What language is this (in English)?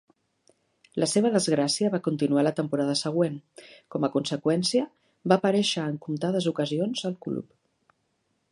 Catalan